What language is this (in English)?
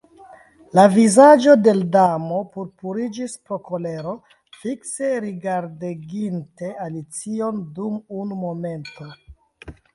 Esperanto